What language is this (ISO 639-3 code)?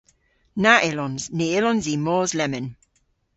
cor